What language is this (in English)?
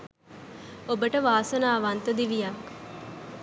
Sinhala